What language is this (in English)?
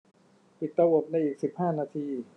Thai